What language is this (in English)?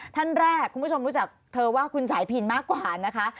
Thai